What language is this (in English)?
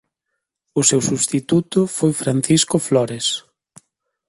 Galician